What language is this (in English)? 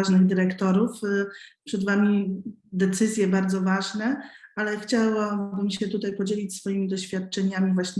Polish